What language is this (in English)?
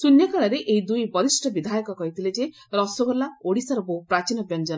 Odia